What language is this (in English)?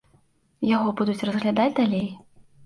Belarusian